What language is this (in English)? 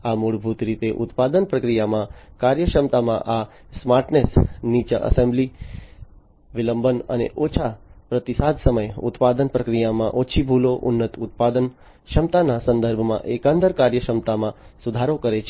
Gujarati